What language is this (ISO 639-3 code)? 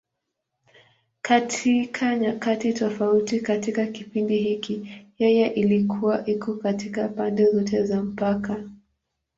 swa